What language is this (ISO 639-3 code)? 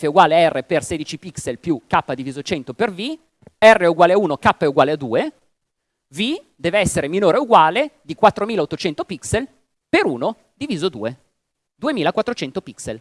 ita